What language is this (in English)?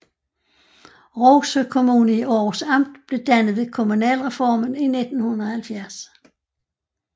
Danish